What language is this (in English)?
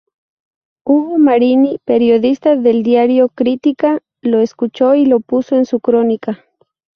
Spanish